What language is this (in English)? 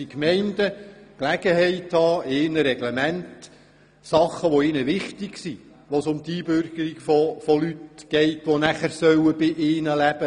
Swiss German